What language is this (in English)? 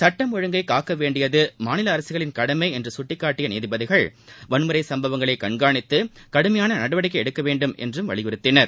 Tamil